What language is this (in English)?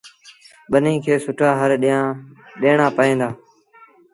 Sindhi Bhil